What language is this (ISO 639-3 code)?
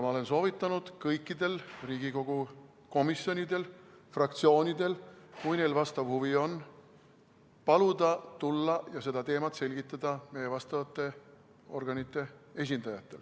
est